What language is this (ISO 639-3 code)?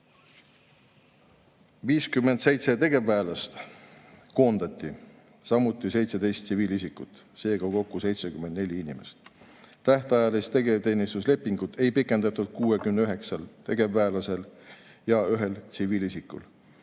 est